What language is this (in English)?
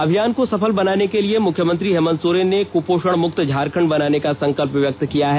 Hindi